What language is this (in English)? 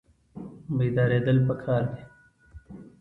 Pashto